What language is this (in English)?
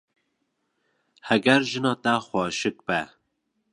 Kurdish